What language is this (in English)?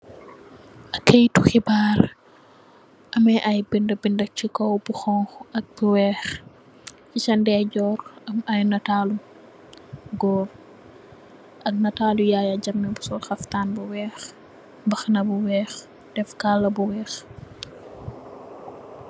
Wolof